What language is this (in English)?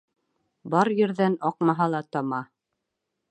Bashkir